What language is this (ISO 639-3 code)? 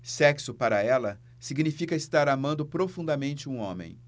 por